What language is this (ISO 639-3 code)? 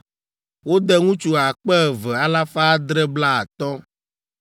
ewe